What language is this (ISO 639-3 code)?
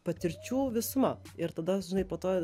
lit